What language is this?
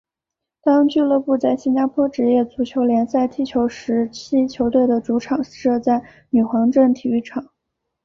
Chinese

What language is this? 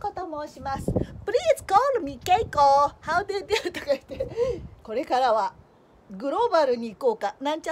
Japanese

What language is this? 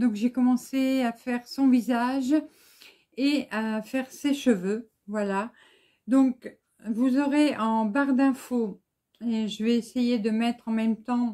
French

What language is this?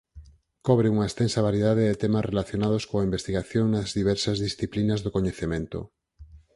Galician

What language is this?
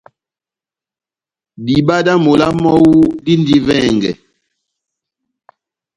Batanga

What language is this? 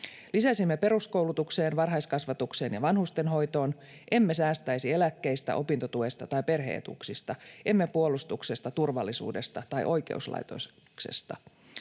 Finnish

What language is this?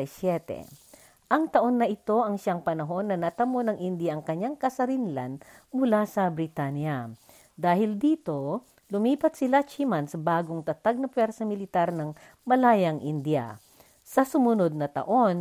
Filipino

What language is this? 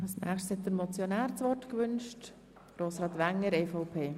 Swiss German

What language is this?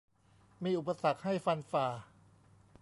Thai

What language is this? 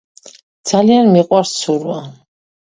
Georgian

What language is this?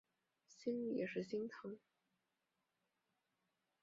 Chinese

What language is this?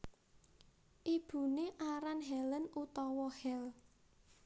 Javanese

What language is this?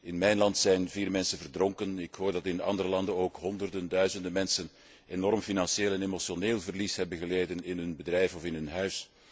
Dutch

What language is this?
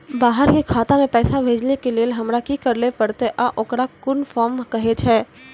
Maithili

